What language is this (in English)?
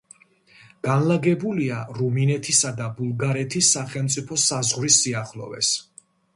Georgian